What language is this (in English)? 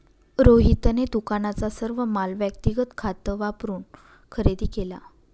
Marathi